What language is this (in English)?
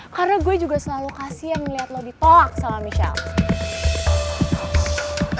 Indonesian